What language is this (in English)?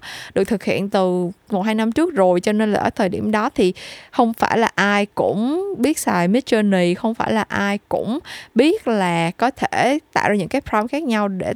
Vietnamese